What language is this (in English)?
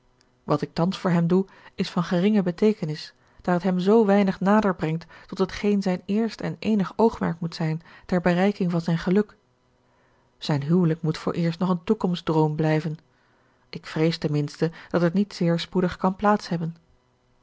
Dutch